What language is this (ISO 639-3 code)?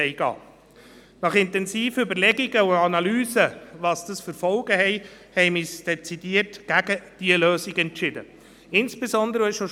gsw